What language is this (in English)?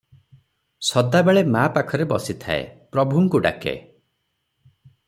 Odia